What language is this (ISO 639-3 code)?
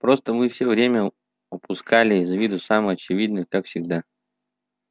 rus